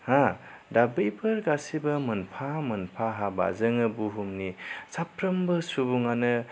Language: Bodo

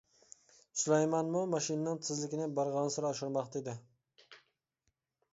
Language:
Uyghur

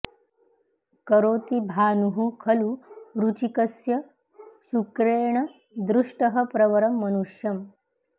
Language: Sanskrit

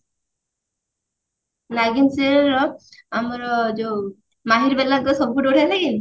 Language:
Odia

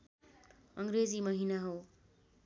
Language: Nepali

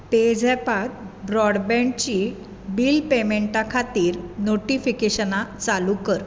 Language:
Konkani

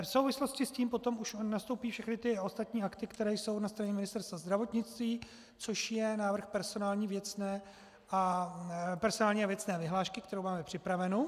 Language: Czech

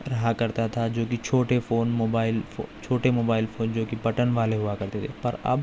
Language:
Urdu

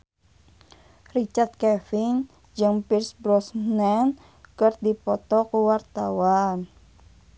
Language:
Sundanese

